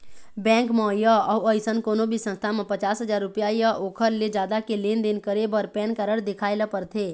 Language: Chhattisgarhi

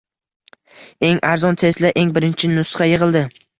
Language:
Uzbek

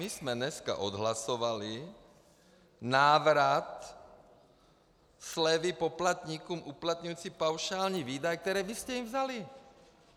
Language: Czech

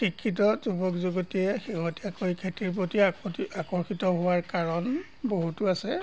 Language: Assamese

